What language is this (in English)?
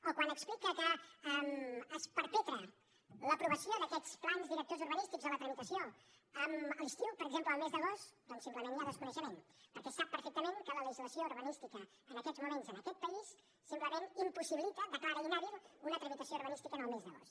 Catalan